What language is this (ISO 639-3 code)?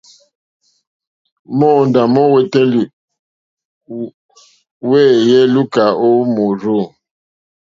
bri